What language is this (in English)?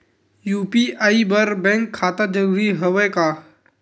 Chhattisgarhi